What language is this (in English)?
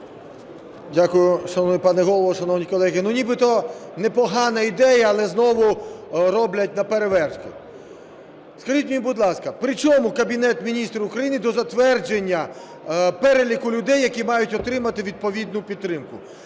Ukrainian